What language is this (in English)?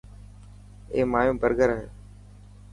Dhatki